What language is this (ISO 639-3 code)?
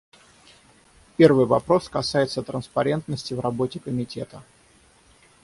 rus